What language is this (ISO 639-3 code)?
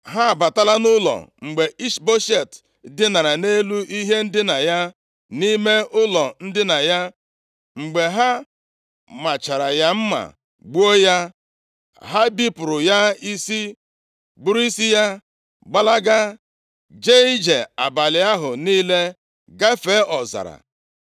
ibo